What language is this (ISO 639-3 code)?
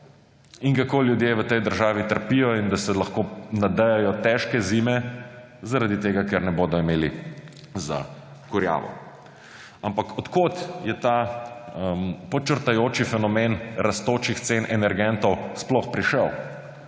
slv